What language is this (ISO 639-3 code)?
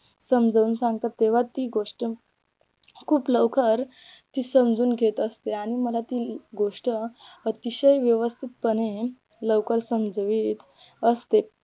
mar